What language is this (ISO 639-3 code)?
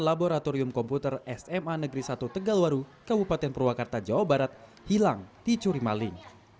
ind